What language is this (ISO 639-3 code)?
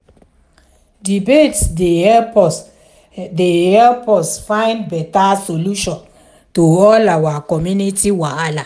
pcm